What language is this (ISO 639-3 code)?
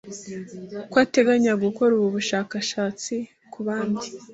kin